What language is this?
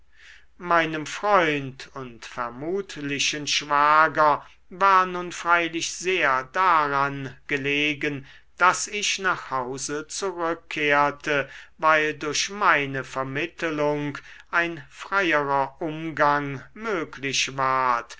German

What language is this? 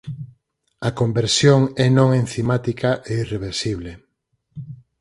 Galician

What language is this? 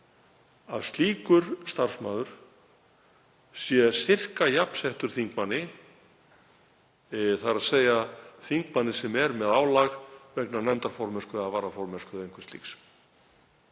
Icelandic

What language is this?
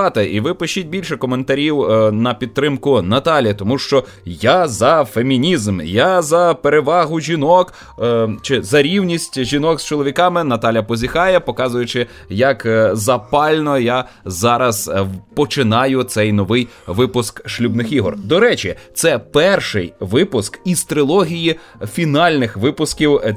Ukrainian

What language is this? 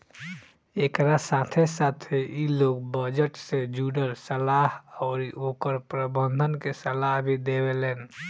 Bhojpuri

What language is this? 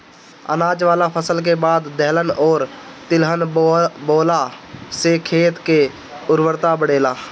Bhojpuri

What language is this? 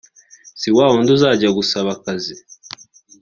Kinyarwanda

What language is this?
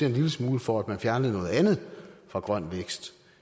Danish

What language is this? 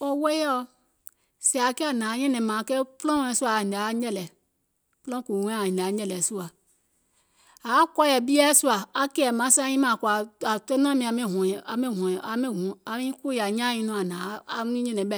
Gola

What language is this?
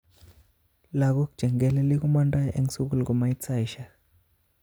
Kalenjin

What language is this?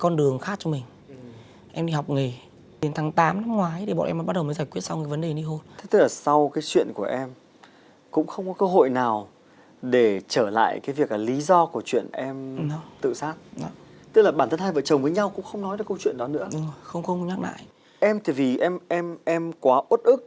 Vietnamese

